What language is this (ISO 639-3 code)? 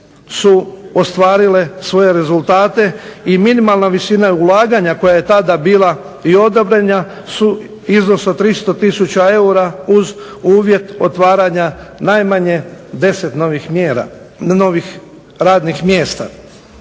hrv